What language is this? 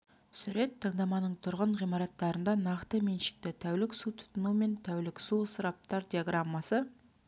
Kazakh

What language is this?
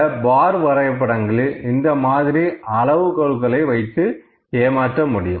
Tamil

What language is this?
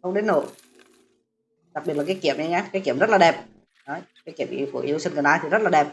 Vietnamese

